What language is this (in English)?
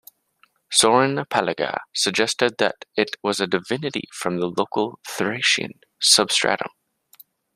English